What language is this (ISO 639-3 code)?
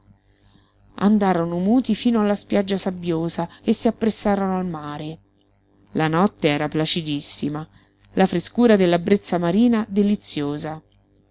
ita